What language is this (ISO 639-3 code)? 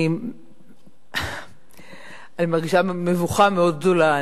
heb